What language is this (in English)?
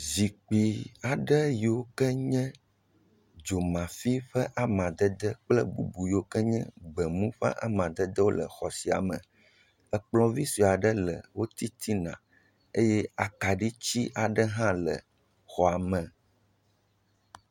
Ewe